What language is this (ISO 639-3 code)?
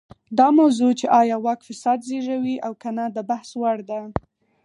pus